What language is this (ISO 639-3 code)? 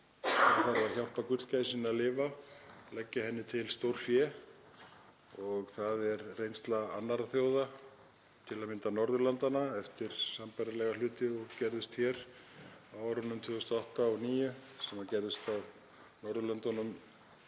isl